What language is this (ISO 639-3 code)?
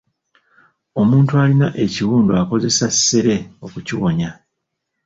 lug